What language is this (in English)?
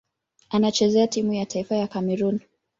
Swahili